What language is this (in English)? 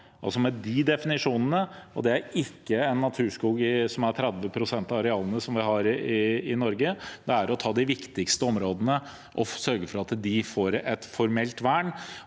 Norwegian